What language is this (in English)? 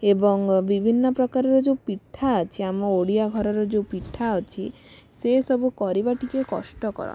Odia